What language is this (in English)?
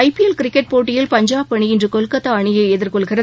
Tamil